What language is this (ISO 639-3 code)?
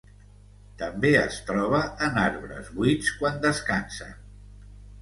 cat